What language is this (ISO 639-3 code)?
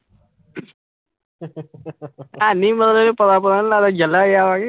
pan